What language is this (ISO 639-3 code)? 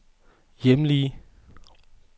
dan